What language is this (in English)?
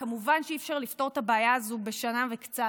Hebrew